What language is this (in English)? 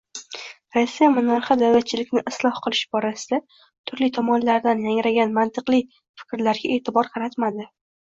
Uzbek